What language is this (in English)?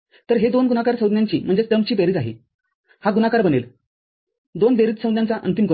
Marathi